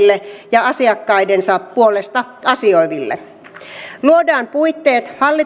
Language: Finnish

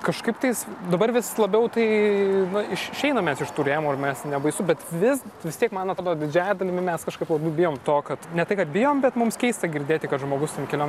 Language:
Lithuanian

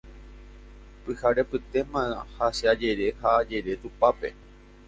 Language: Guarani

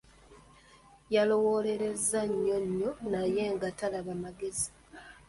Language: Ganda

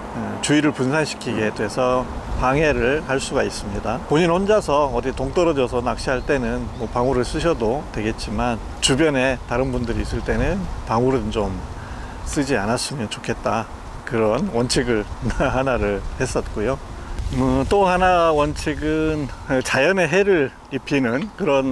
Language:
Korean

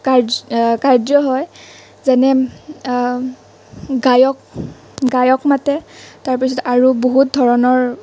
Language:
Assamese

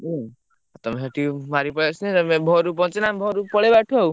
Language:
Odia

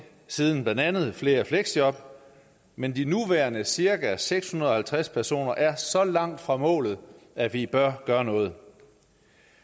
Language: Danish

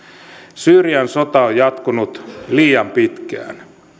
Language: Finnish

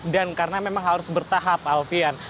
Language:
Indonesian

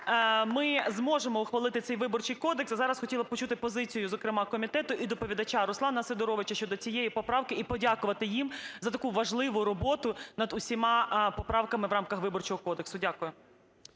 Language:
Ukrainian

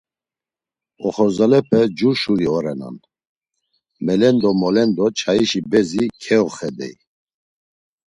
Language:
Laz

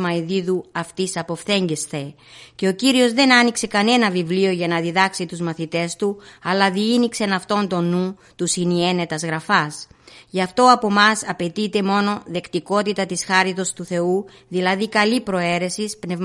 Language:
Greek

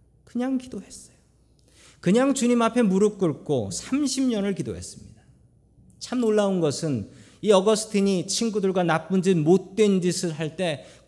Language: Korean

